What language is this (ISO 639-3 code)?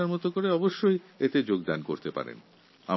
ben